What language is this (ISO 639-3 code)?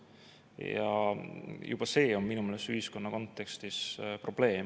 est